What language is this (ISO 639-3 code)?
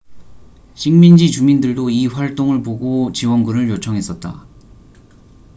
kor